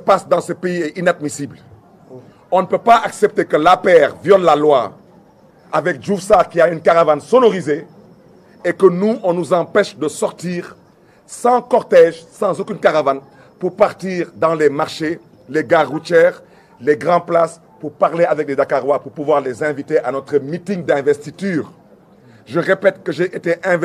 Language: French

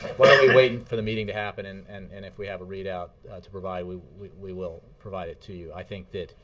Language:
English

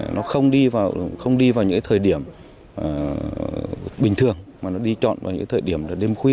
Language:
Vietnamese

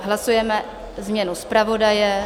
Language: Czech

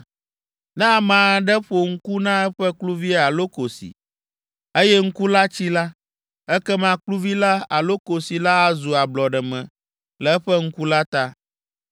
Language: Ewe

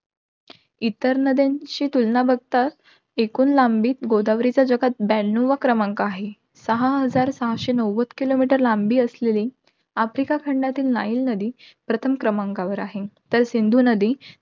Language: Marathi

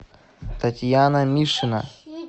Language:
Russian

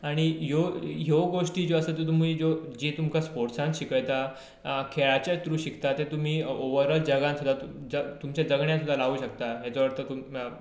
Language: Konkani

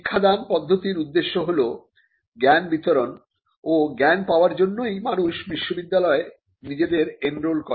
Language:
Bangla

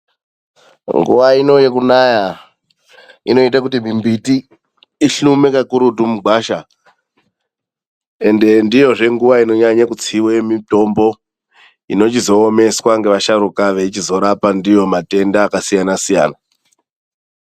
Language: Ndau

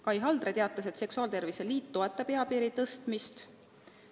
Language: Estonian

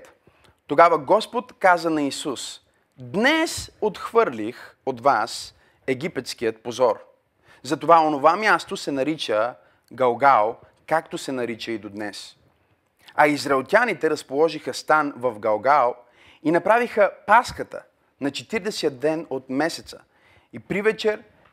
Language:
Bulgarian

